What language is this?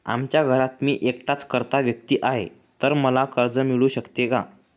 Marathi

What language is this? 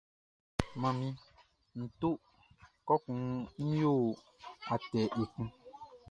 Baoulé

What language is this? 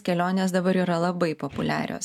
Lithuanian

